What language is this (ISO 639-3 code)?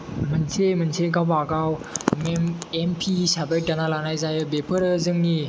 brx